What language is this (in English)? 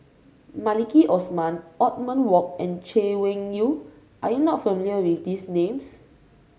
English